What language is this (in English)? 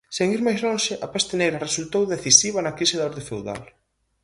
Galician